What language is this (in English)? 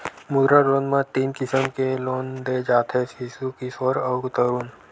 Chhattisgarhi